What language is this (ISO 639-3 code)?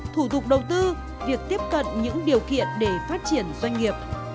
vie